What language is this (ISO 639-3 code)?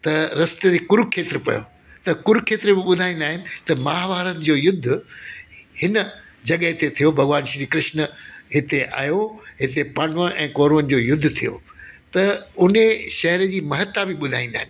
snd